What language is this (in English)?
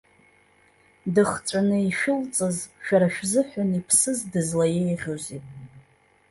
Abkhazian